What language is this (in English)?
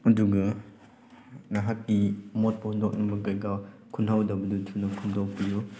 Manipuri